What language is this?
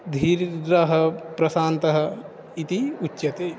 Sanskrit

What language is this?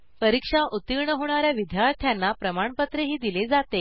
Marathi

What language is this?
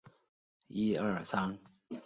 Chinese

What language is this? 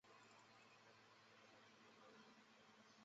Chinese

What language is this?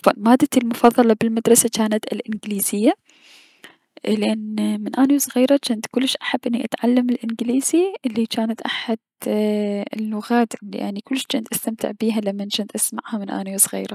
Mesopotamian Arabic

